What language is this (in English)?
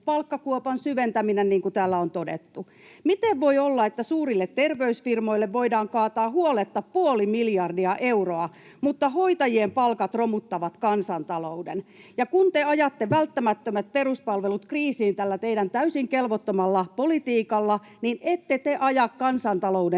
Finnish